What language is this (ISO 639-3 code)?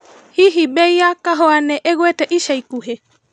kik